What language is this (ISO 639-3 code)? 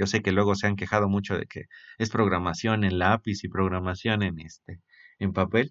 spa